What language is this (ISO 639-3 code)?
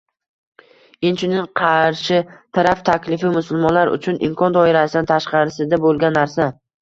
uzb